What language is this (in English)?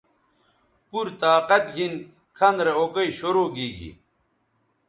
Bateri